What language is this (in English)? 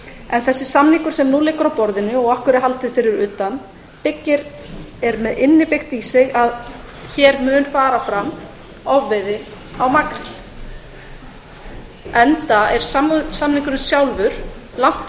Icelandic